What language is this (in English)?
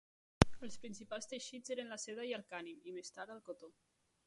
Catalan